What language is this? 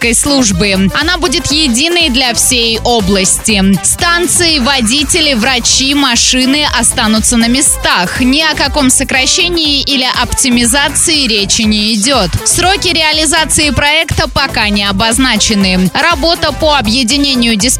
Russian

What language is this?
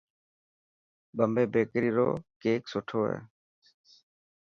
Dhatki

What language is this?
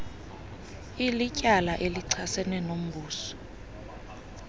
Xhosa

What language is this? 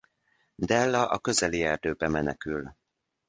Hungarian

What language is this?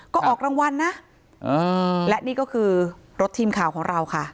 Thai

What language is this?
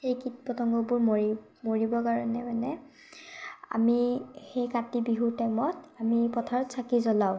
Assamese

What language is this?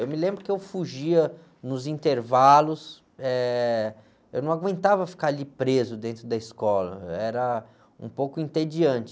Portuguese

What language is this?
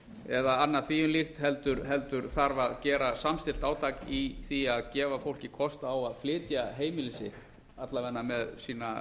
Icelandic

